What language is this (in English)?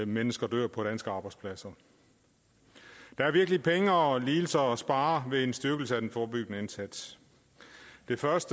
Danish